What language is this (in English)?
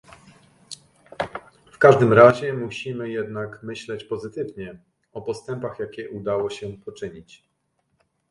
Polish